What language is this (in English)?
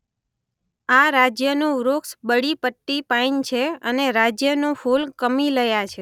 Gujarati